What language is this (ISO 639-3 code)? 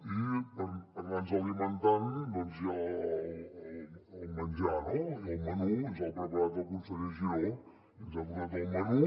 cat